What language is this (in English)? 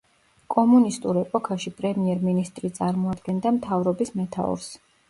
Georgian